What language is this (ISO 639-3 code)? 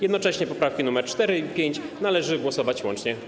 pol